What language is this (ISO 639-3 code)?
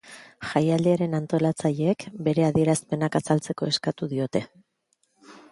eus